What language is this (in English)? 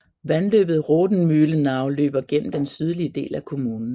Danish